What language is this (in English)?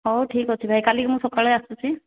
Odia